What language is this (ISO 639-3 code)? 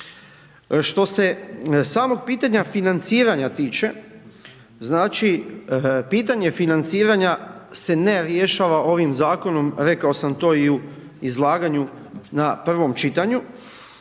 hrv